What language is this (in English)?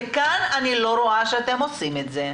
Hebrew